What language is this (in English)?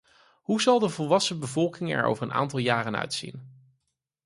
Dutch